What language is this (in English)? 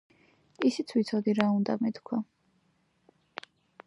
Georgian